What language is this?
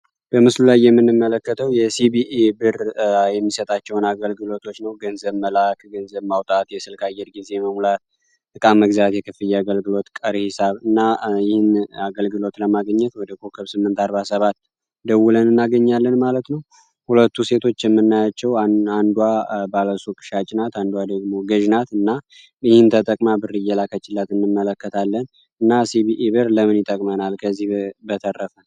Amharic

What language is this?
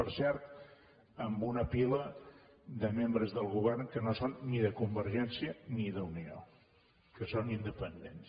Catalan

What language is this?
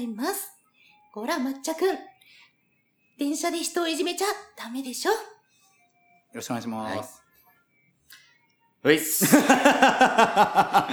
Japanese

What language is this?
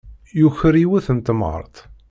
Kabyle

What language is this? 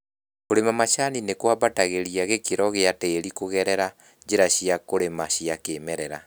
Kikuyu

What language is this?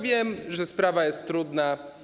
Polish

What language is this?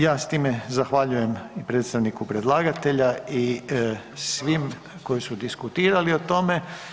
Croatian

